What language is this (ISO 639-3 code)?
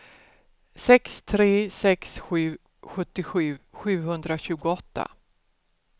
swe